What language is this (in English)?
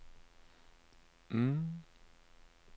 Norwegian